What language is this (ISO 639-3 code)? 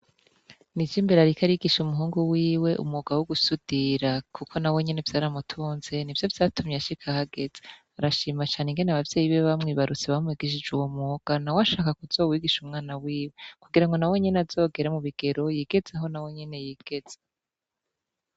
run